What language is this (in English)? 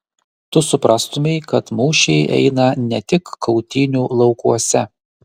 Lithuanian